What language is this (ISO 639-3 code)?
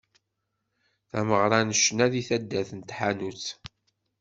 kab